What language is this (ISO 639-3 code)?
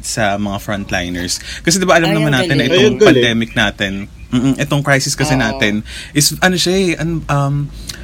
fil